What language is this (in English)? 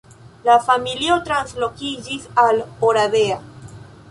Esperanto